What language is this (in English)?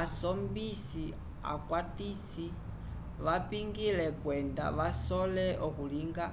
Umbundu